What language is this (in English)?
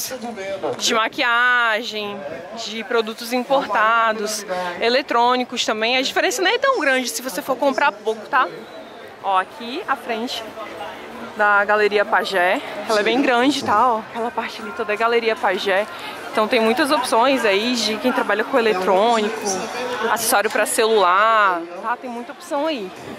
Portuguese